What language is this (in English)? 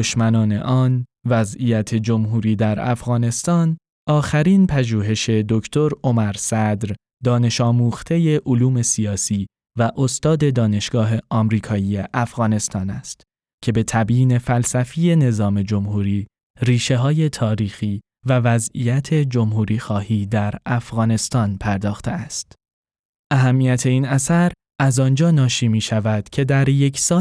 Persian